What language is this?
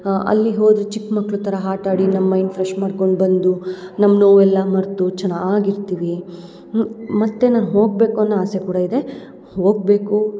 Kannada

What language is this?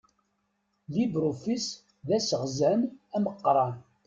Kabyle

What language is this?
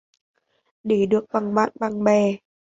Vietnamese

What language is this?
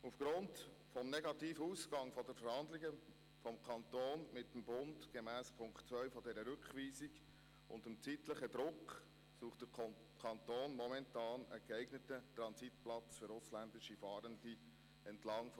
Swiss German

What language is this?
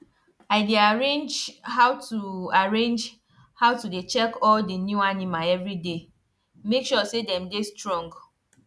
Nigerian Pidgin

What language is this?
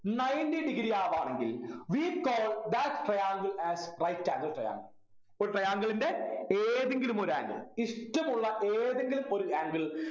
Malayalam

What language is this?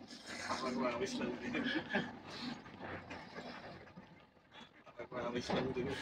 Filipino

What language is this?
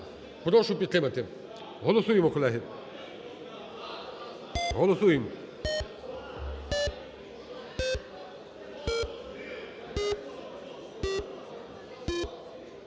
Ukrainian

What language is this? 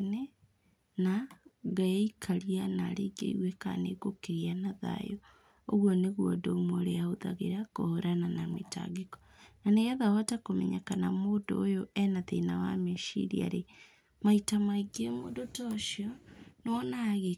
Kikuyu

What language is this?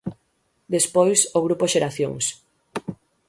Galician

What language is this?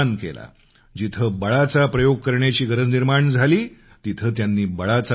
Marathi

